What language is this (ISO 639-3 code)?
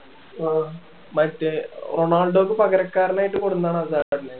mal